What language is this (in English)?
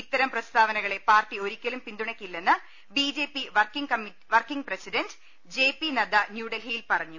Malayalam